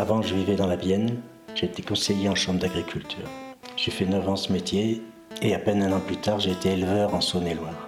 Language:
French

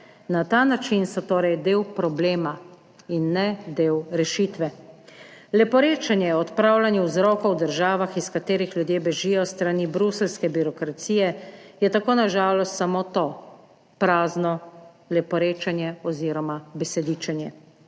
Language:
Slovenian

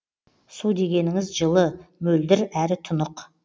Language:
Kazakh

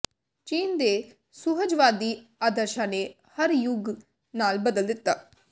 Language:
Punjabi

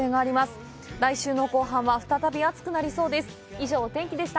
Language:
Japanese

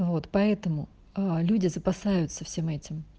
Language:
Russian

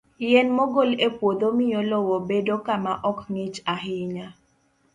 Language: Luo (Kenya and Tanzania)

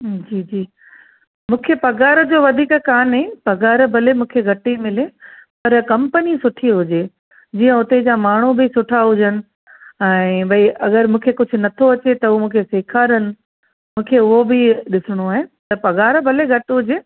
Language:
Sindhi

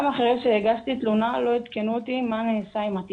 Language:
Hebrew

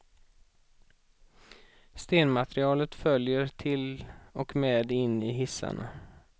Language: Swedish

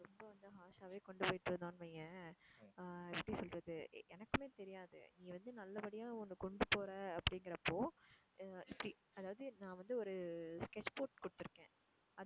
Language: Tamil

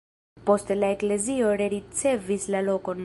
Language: Esperanto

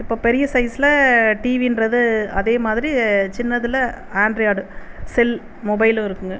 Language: Tamil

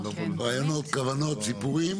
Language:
Hebrew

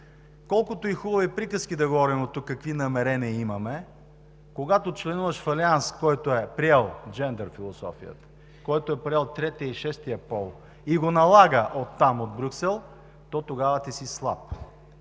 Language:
Bulgarian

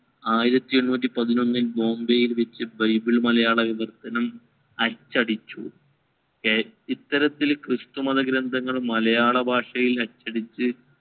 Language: Malayalam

